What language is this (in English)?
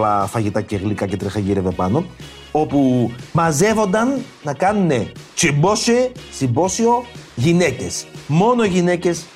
Greek